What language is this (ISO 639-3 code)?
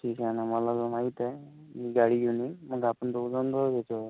mar